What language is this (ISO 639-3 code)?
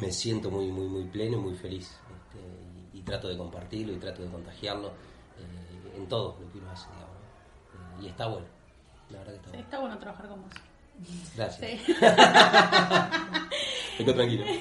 spa